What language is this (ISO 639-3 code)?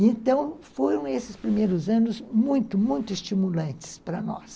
por